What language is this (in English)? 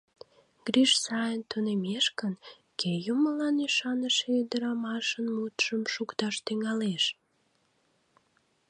Mari